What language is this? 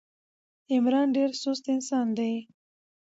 Pashto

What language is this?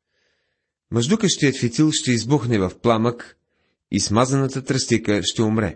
Bulgarian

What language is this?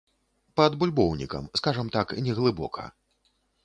Belarusian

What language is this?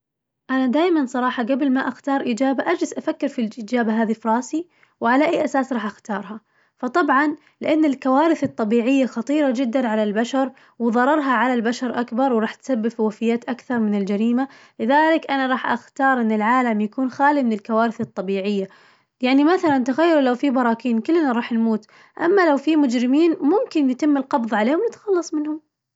Najdi Arabic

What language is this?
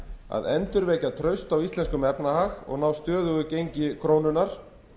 Icelandic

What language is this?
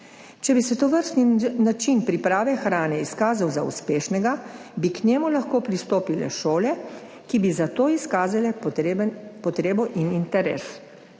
Slovenian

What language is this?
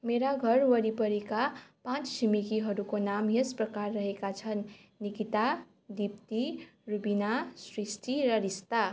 Nepali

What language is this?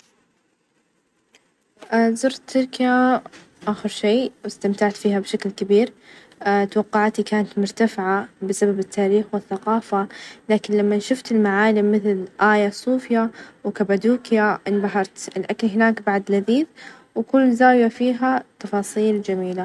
Najdi Arabic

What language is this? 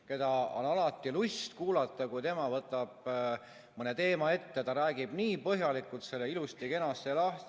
Estonian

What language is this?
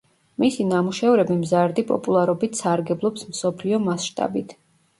Georgian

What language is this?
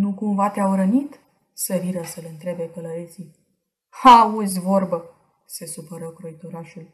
Romanian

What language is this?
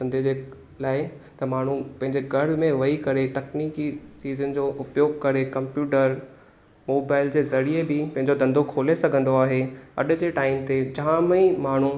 Sindhi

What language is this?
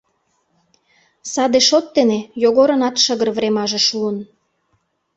Mari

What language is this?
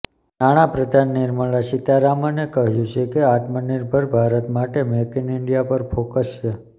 Gujarati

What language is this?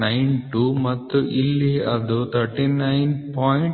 Kannada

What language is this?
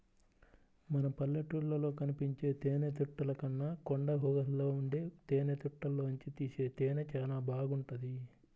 Telugu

